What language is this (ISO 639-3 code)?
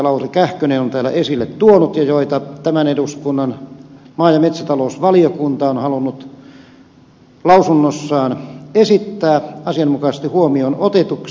fin